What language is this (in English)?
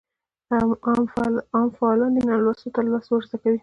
Pashto